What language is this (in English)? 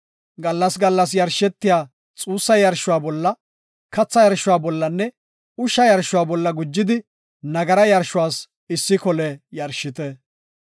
Gofa